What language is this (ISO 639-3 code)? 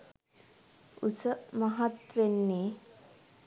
sin